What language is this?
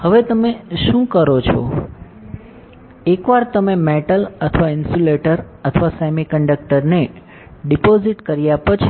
Gujarati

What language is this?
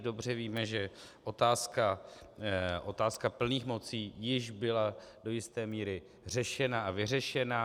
Czech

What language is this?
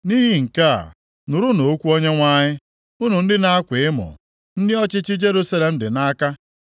Igbo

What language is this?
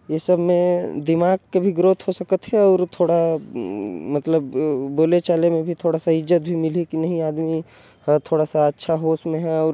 Korwa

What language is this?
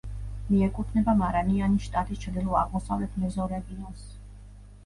Georgian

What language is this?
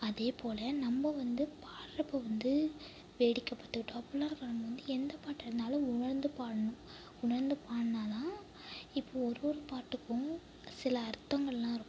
Tamil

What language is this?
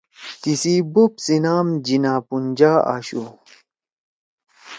Torwali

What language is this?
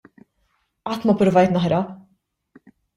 Maltese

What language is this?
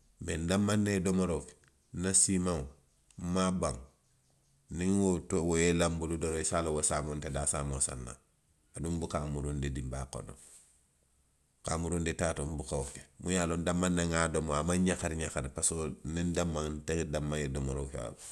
Western Maninkakan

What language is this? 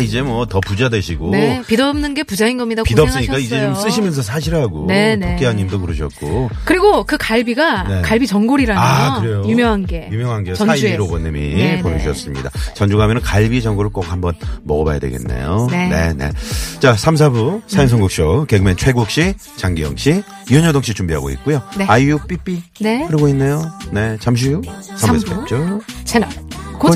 Korean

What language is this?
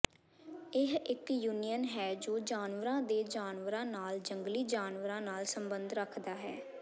Punjabi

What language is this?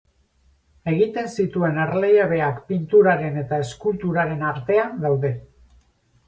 Basque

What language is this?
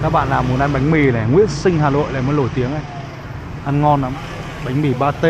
Vietnamese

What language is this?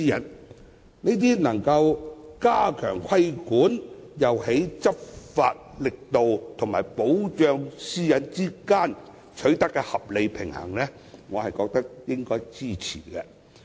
Cantonese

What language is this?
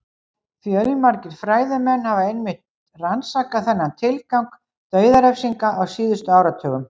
Icelandic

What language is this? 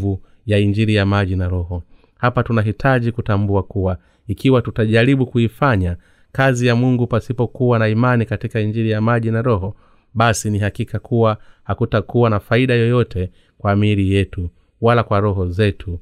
Swahili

